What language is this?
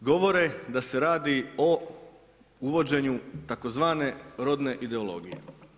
Croatian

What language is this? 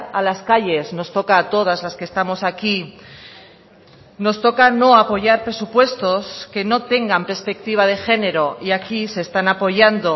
Spanish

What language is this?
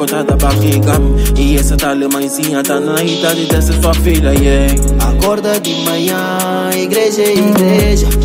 Arabic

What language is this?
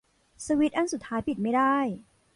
Thai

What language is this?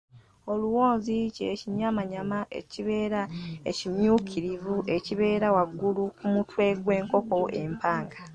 Ganda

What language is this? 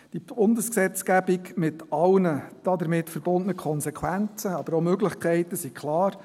Swiss German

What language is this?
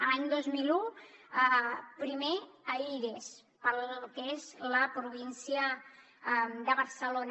Catalan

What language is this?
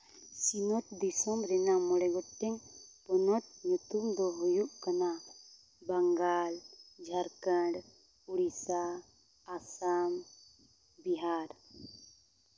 Santali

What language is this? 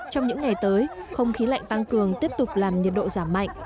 Vietnamese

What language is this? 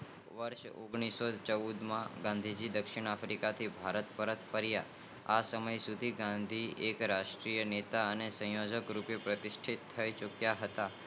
Gujarati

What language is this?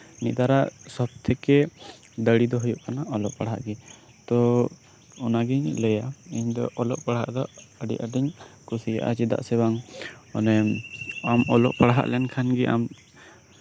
Santali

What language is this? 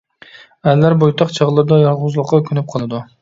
Uyghur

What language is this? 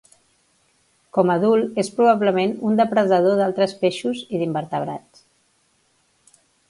Catalan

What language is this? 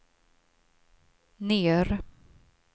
Swedish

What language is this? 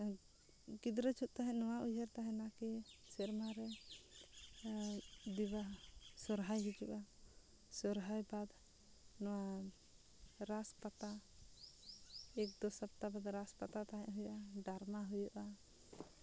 Santali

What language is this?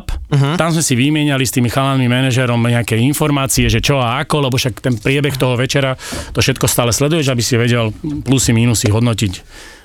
Slovak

